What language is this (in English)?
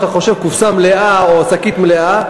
Hebrew